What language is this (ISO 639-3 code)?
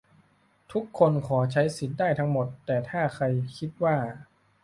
tha